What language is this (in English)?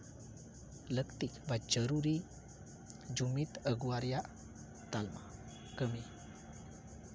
Santali